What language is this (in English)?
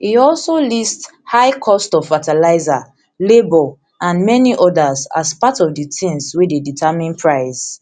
Nigerian Pidgin